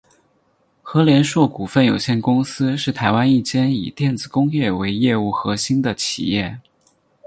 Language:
Chinese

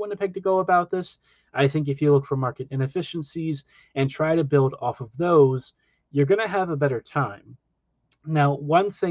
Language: English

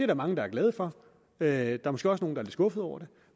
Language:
Danish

